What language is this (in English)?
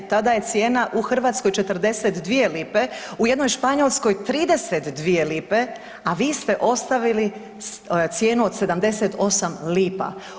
Croatian